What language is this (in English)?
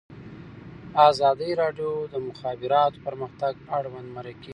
Pashto